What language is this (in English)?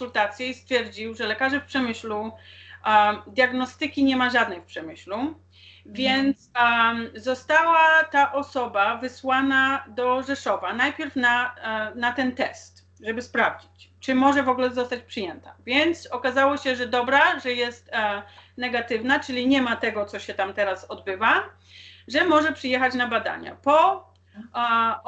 Polish